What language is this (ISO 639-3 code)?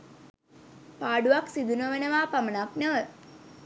sin